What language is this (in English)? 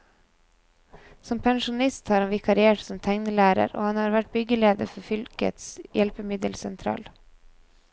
Norwegian